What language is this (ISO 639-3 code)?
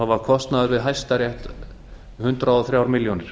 isl